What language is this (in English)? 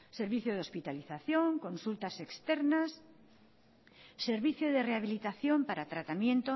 Spanish